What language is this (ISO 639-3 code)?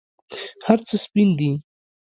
pus